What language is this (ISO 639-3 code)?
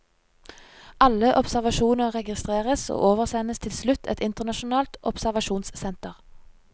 nor